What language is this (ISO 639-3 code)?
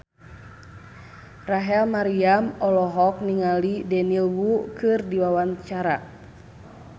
sun